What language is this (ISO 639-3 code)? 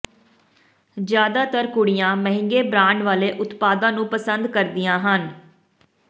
pan